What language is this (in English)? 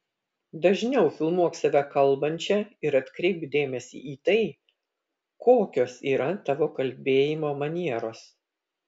Lithuanian